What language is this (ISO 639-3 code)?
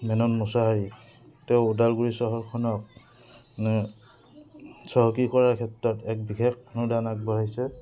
asm